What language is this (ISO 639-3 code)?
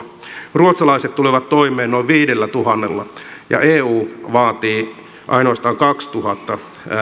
fin